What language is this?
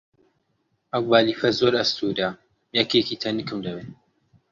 Central Kurdish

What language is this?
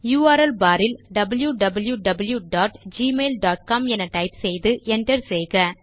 Tamil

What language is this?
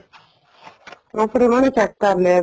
Punjabi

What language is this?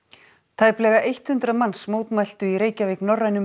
Icelandic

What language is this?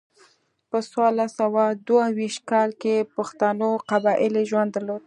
Pashto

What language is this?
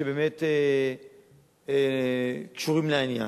Hebrew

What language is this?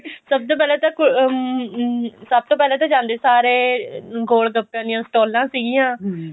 Punjabi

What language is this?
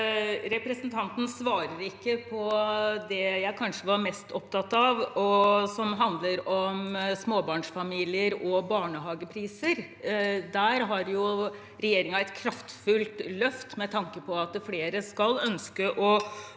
Norwegian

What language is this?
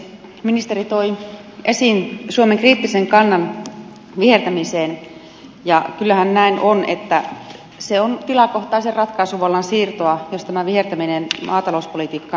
Finnish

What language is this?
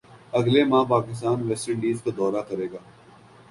Urdu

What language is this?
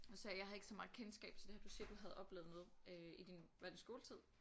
Danish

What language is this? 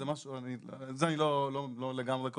Hebrew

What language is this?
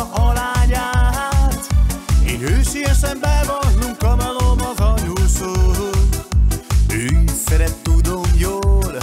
Hungarian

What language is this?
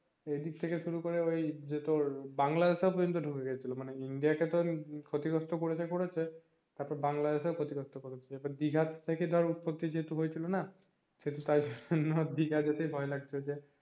Bangla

